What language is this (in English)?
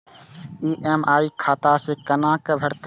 Maithili